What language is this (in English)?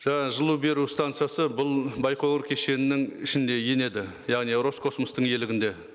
Kazakh